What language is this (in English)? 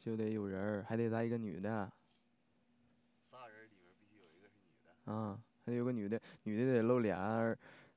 Chinese